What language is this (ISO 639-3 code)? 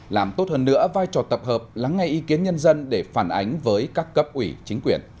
vie